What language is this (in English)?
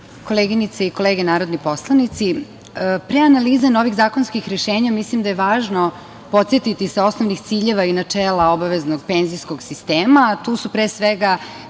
Serbian